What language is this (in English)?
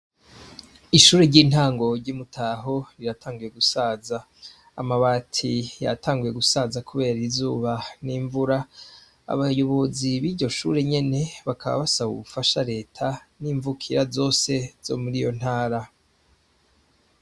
Rundi